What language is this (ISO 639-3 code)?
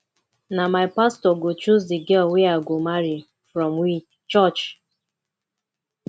pcm